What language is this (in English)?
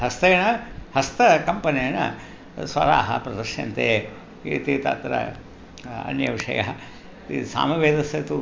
Sanskrit